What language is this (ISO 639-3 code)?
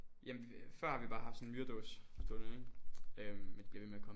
dan